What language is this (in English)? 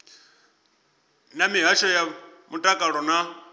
Venda